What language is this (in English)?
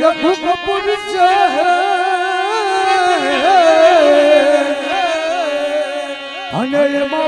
Gujarati